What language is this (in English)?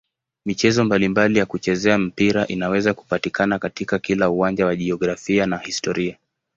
Swahili